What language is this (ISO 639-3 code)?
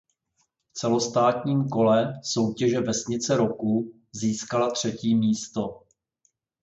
ces